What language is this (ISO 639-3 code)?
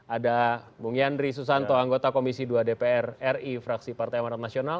ind